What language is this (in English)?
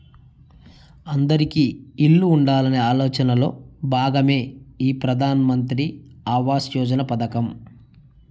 Telugu